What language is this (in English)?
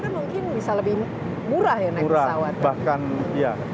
Indonesian